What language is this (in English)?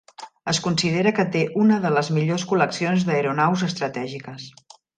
Catalan